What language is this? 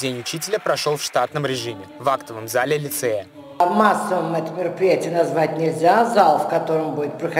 Russian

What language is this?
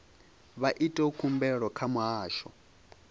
Venda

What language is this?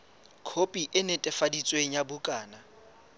Southern Sotho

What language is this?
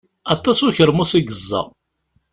Kabyle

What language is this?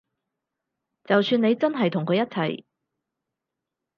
Cantonese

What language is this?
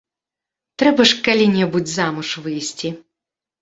Belarusian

